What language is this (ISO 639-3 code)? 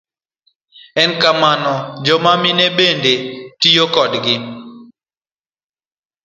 luo